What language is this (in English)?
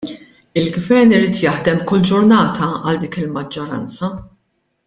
Maltese